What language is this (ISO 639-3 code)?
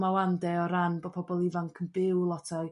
cym